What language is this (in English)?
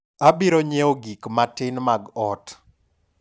Luo (Kenya and Tanzania)